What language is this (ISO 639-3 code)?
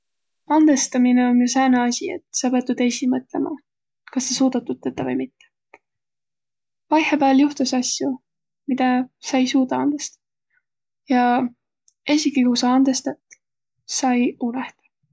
vro